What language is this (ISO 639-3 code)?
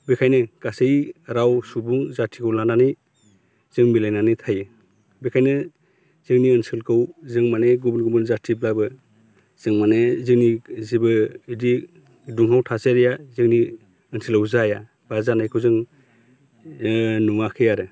brx